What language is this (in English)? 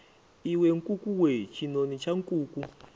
Venda